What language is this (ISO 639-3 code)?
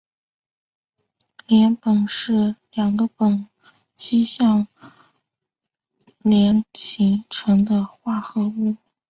zho